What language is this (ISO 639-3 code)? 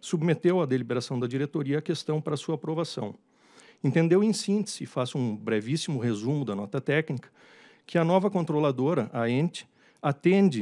por